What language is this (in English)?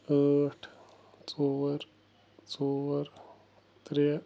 Kashmiri